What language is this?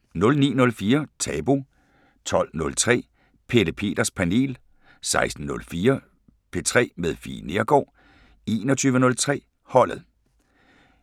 Danish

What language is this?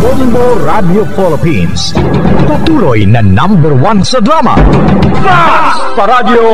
Filipino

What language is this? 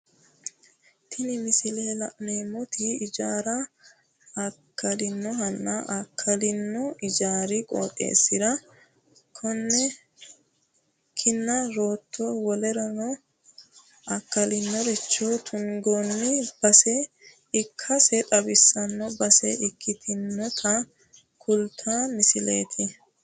Sidamo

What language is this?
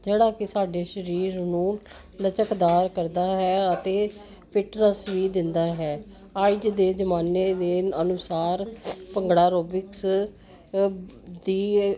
Punjabi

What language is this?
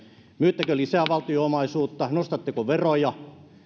Finnish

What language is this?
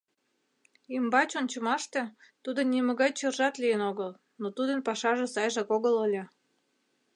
Mari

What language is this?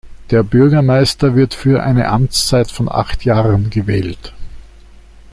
German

